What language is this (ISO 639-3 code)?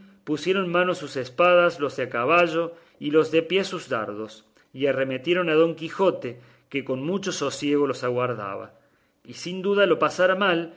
spa